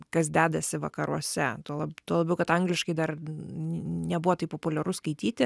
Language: Lithuanian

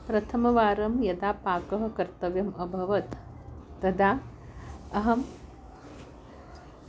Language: Sanskrit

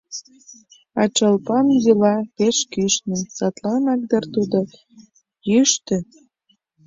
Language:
Mari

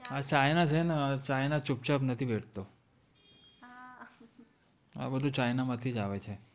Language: Gujarati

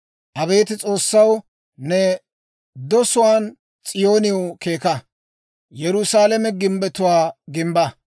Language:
Dawro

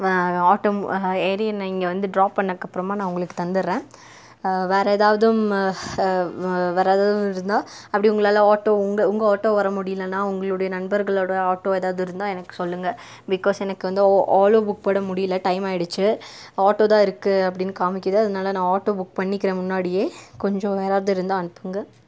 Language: Tamil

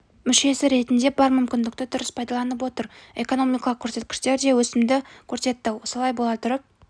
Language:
Kazakh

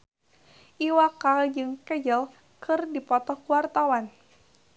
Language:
Sundanese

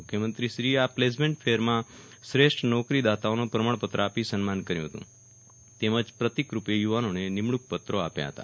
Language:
Gujarati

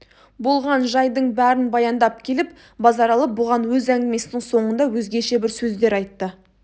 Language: Kazakh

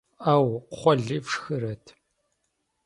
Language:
Kabardian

